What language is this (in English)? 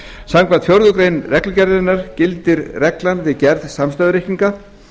Icelandic